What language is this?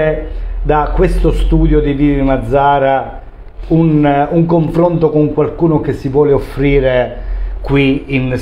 Italian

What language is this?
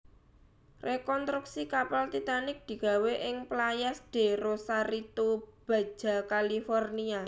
Javanese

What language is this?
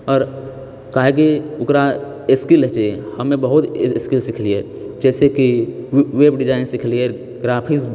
Maithili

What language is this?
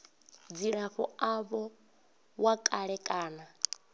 Venda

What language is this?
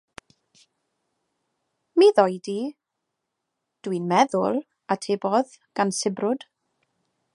Welsh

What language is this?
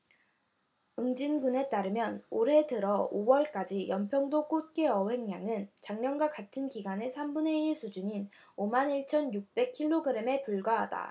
Korean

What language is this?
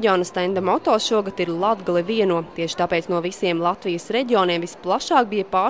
Latvian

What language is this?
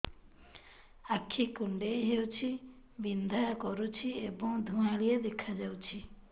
Odia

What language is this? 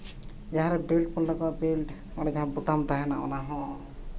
Santali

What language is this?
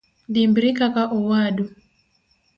Luo (Kenya and Tanzania)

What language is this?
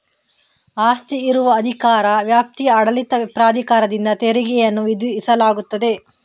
Kannada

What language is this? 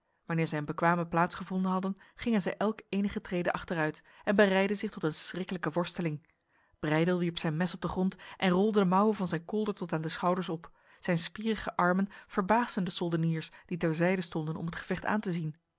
Dutch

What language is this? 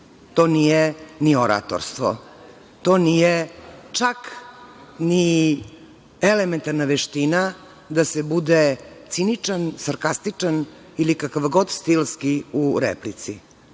Serbian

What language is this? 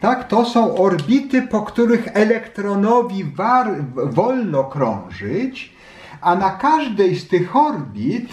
Polish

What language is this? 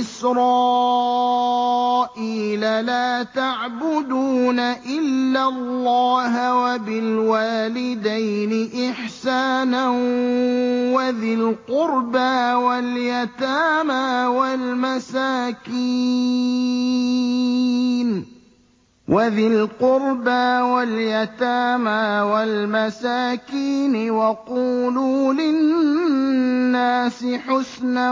Arabic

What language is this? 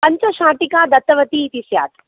Sanskrit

